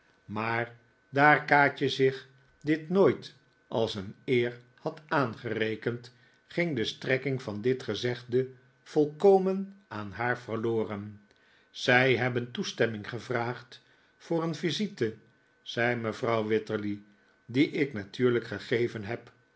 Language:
Dutch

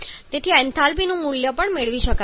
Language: Gujarati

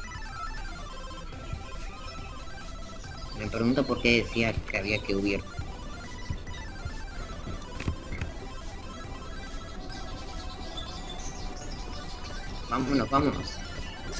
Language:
Spanish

